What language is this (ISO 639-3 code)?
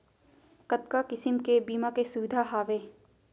hne